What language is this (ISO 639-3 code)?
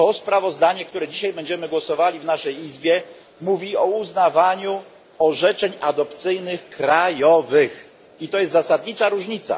pol